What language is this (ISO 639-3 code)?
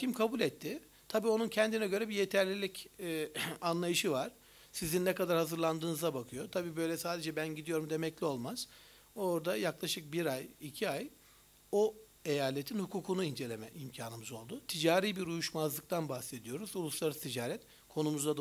tur